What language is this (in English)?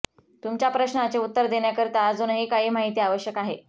Marathi